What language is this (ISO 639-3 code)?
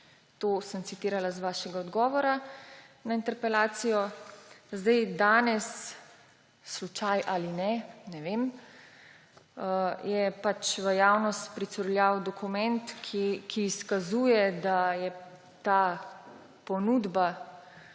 slv